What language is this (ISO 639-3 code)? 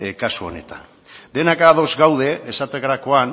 eus